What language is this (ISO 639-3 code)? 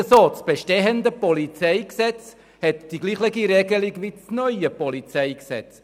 gsw